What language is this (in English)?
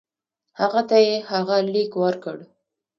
Pashto